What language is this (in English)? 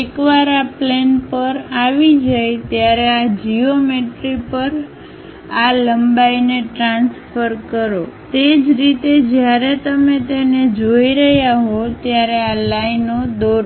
Gujarati